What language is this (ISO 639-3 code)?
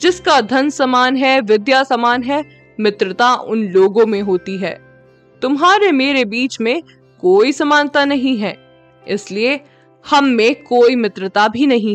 hin